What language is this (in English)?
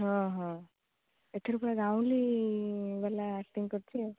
Odia